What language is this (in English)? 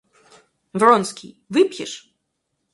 Russian